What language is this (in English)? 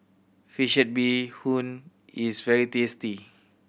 English